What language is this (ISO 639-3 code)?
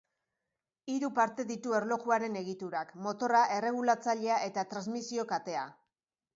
eus